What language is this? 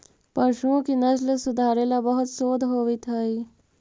Magahi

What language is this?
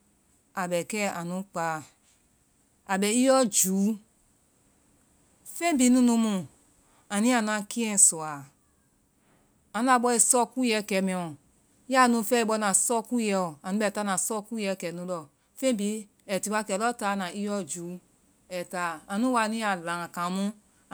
Vai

